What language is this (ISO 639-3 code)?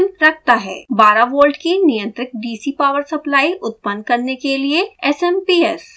hin